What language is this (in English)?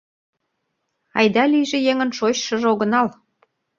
Mari